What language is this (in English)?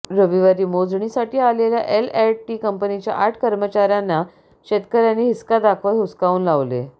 Marathi